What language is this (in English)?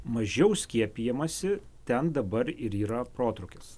Lithuanian